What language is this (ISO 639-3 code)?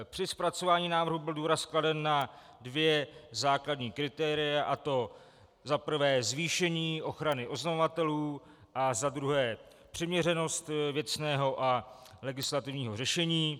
ces